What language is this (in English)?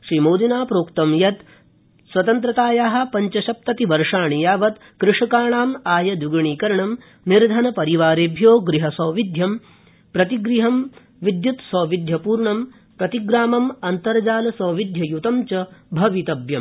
Sanskrit